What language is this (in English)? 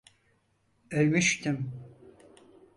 Turkish